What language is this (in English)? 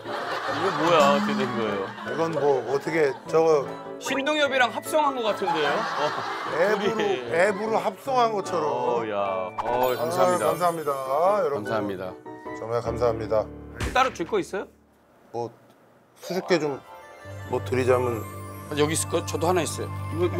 Korean